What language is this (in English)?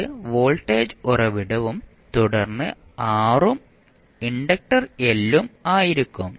Malayalam